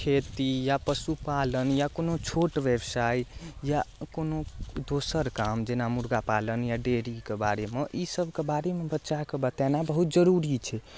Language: Maithili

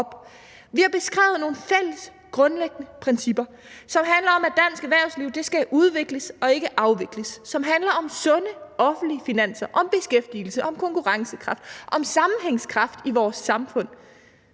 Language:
Danish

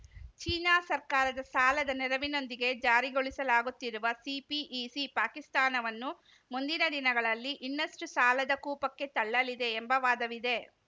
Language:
Kannada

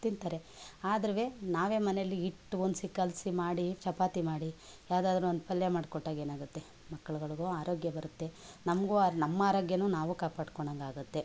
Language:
Kannada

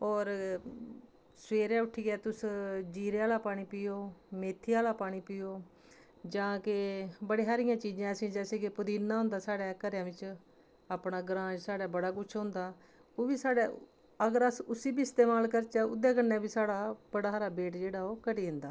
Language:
Dogri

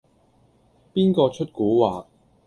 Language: Cantonese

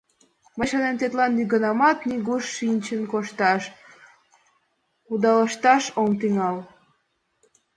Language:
Mari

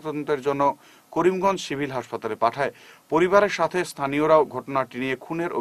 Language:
Arabic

